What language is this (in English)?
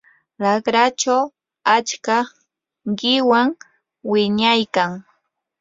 Yanahuanca Pasco Quechua